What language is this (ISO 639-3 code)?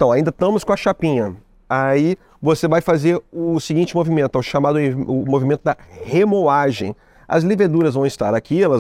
por